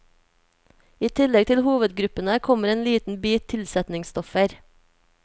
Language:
Norwegian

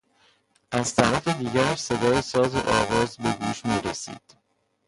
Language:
Persian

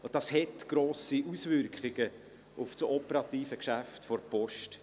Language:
Swiss German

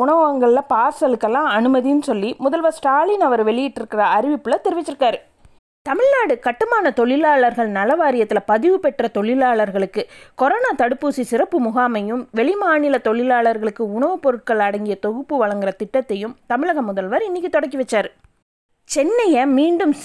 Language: Tamil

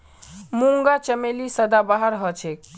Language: Magahi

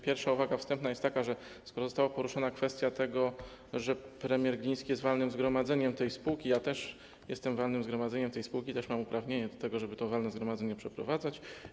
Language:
Polish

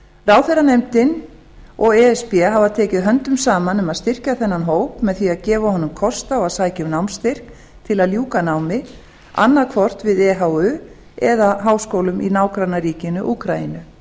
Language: Icelandic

